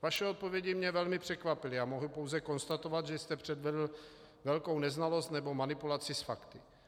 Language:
Czech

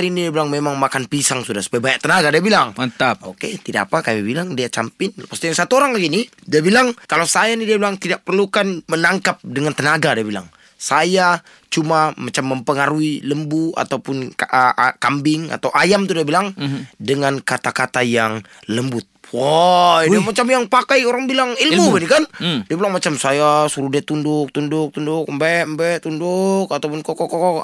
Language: Malay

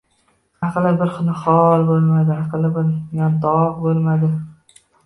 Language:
Uzbek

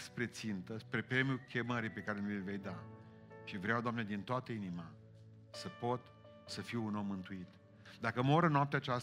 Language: Romanian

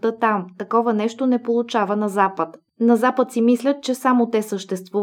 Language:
Bulgarian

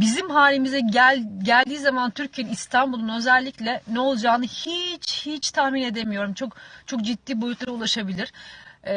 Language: Turkish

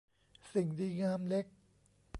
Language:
Thai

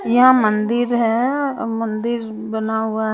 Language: Hindi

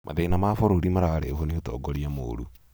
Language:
Kikuyu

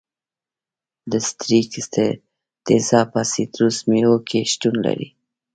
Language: Pashto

